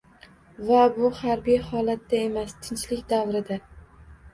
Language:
Uzbek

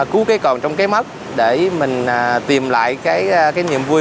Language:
Vietnamese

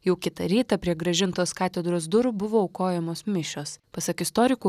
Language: Lithuanian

